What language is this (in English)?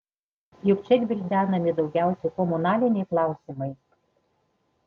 Lithuanian